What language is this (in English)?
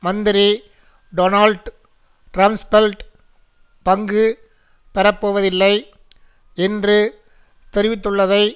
Tamil